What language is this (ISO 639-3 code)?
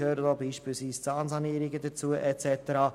gsw